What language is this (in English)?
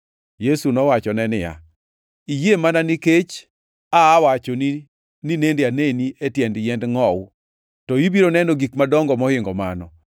Luo (Kenya and Tanzania)